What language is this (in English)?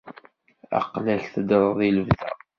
Kabyle